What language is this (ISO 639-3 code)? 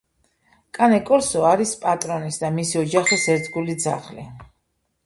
kat